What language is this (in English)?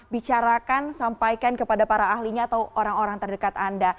Indonesian